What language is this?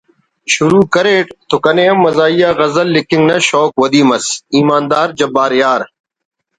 Brahui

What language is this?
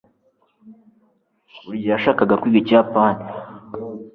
Kinyarwanda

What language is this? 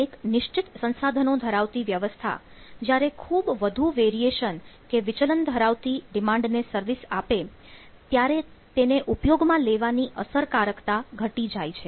Gujarati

